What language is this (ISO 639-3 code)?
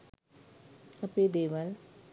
sin